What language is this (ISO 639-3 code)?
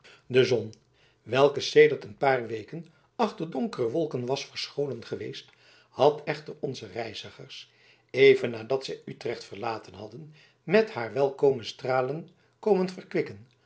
nld